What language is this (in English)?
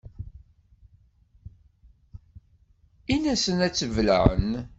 Kabyle